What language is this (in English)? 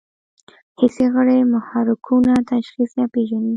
Pashto